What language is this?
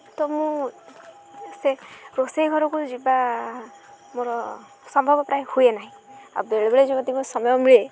Odia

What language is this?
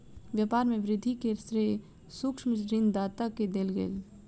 Maithili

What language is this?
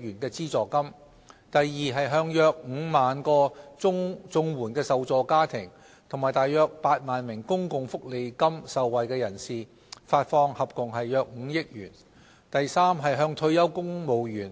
Cantonese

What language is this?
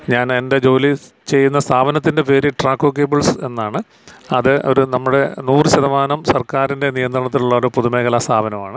Malayalam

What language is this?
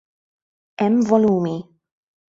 Maltese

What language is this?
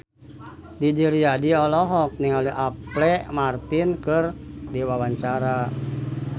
Sundanese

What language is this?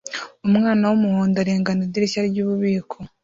Kinyarwanda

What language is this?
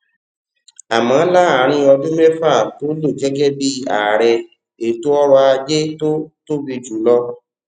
Yoruba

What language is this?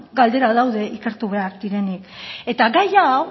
Basque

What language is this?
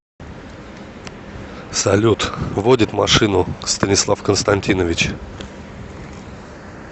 Russian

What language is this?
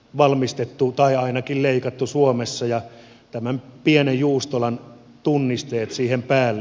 Finnish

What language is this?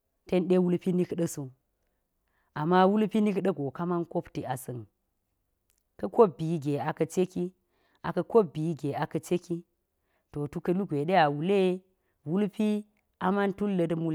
Geji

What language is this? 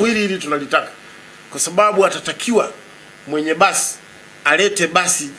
Swahili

